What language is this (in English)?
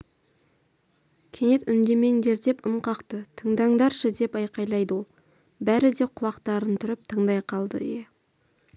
Kazakh